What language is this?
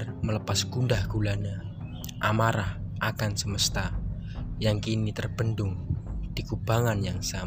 Indonesian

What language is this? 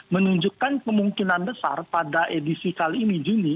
Indonesian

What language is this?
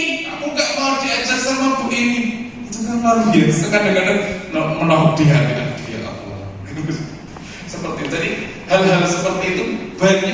Indonesian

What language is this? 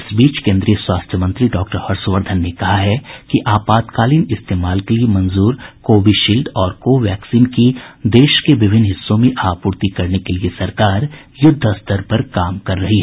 Hindi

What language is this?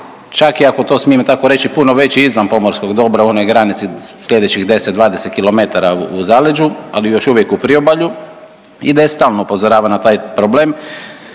Croatian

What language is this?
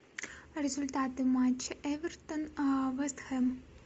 Russian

